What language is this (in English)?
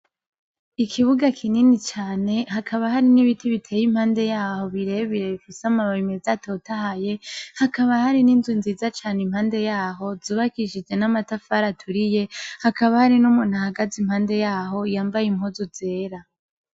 Rundi